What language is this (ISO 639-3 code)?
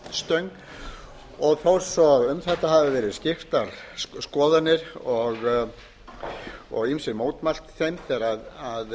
isl